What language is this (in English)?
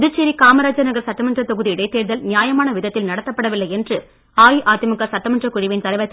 Tamil